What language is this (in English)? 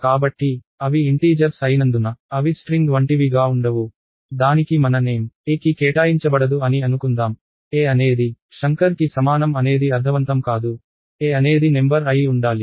Telugu